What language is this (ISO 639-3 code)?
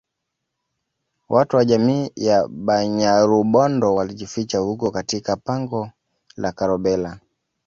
swa